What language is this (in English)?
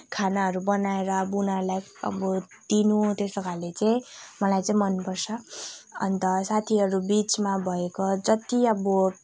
Nepali